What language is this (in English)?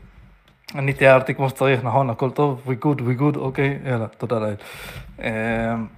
Hebrew